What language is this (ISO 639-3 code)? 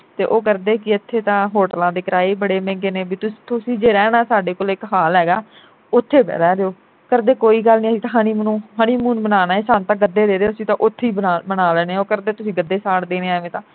pan